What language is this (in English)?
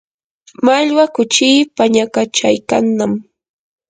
Yanahuanca Pasco Quechua